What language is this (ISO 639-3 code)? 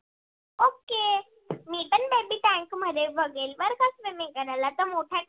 mar